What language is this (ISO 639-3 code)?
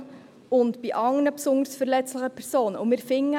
gsw